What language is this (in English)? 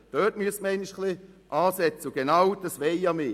Swiss German